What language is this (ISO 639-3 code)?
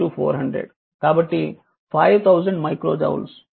tel